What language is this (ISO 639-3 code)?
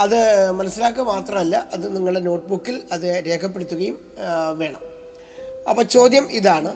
mal